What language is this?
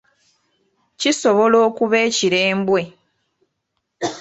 Ganda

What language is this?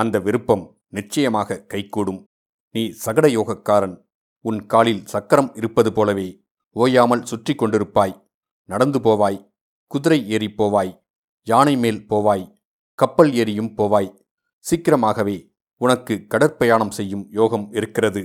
Tamil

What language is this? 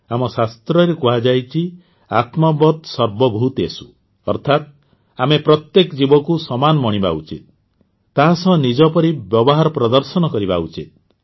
Odia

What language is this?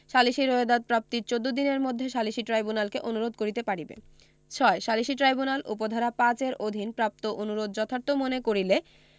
Bangla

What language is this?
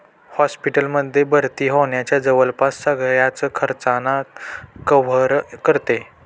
Marathi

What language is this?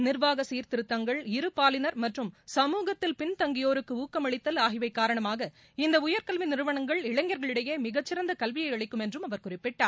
Tamil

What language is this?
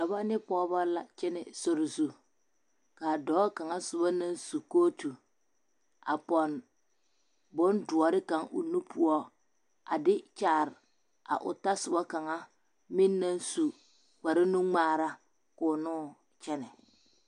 Southern Dagaare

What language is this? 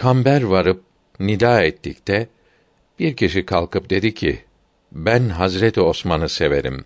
Turkish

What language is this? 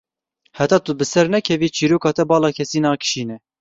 Kurdish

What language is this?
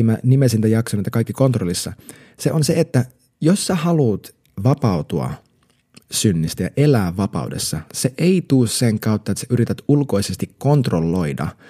Finnish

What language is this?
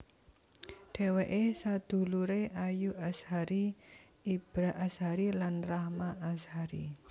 Javanese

